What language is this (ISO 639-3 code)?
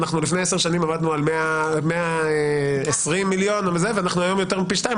heb